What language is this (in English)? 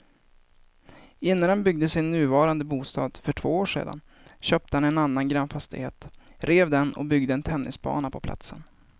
Swedish